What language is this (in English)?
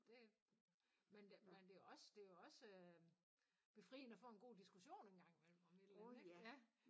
Danish